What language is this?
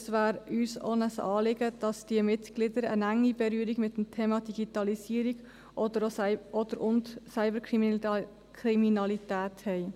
Swiss German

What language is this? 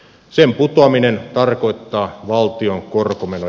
Finnish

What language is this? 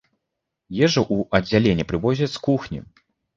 Belarusian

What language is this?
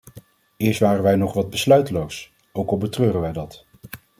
Dutch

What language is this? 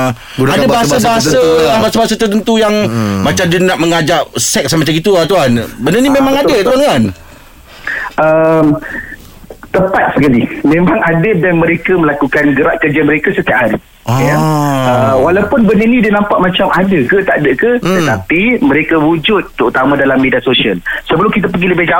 Malay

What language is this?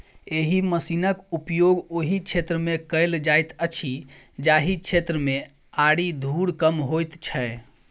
Maithili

